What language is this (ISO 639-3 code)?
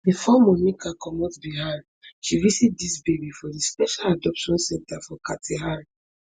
pcm